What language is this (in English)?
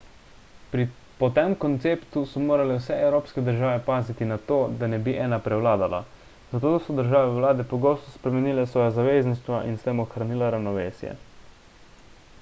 Slovenian